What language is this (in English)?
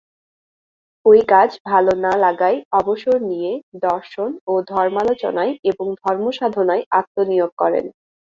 Bangla